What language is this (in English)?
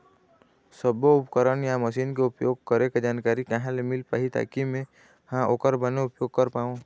Chhattisgarhi